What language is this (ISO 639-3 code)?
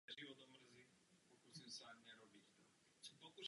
ces